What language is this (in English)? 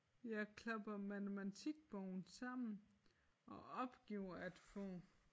Danish